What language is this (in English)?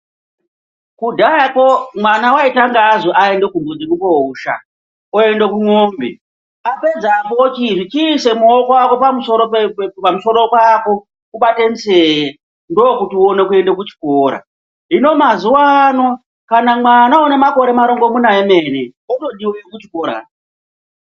Ndau